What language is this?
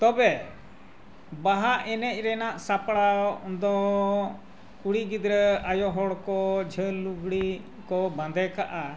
Santali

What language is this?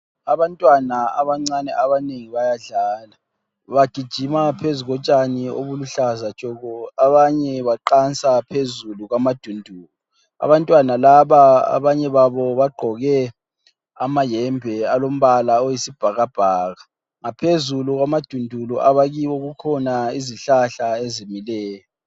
North Ndebele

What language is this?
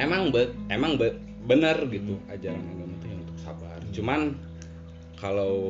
Indonesian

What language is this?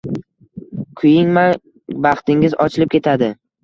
Uzbek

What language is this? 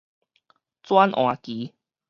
Min Nan Chinese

